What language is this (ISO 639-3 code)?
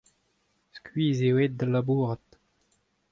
bre